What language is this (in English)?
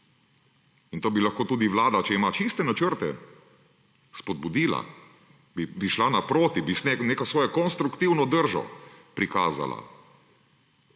Slovenian